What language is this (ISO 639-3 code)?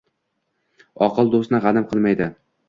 uzb